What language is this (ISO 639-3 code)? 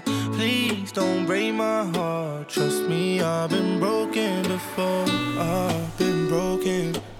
dan